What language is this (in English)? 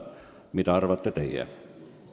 Estonian